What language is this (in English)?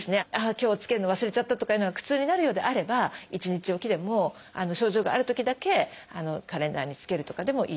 Japanese